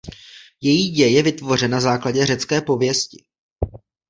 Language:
Czech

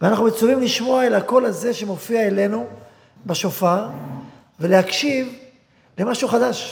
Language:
Hebrew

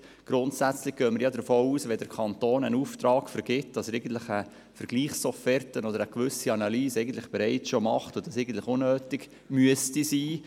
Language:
Swiss German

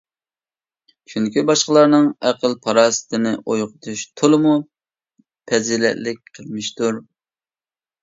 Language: Uyghur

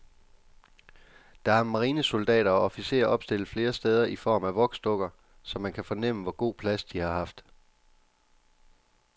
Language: Danish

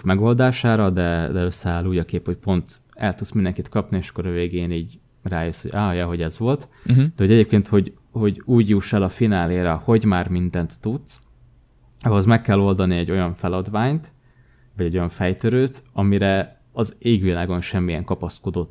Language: Hungarian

